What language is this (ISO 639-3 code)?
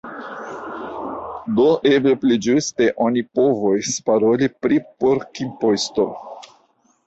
epo